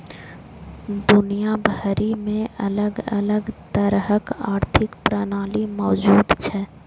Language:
Maithili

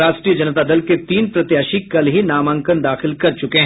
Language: Hindi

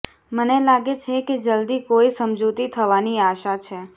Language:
Gujarati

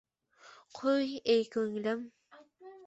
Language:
Uzbek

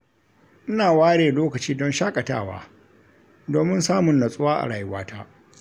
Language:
Hausa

